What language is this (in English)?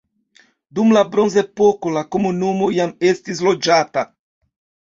Esperanto